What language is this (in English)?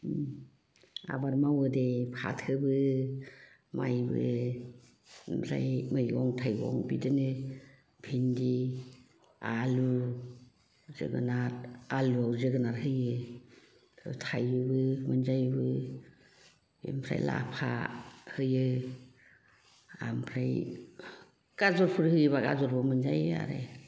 Bodo